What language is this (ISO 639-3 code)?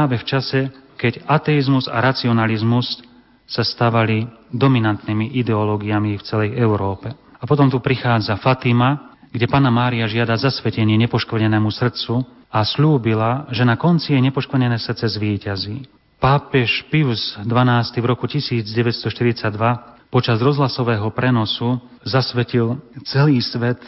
slk